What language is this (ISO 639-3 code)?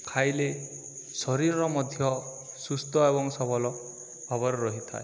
ori